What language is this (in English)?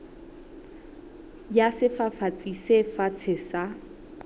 Southern Sotho